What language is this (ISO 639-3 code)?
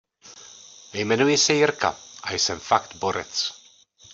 ces